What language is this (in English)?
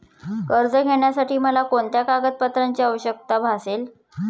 Marathi